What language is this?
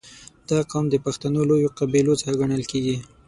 Pashto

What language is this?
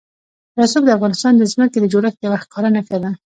Pashto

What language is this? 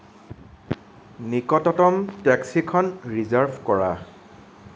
Assamese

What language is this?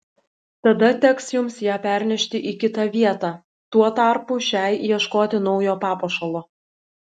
Lithuanian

